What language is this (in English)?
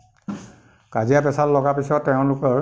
Assamese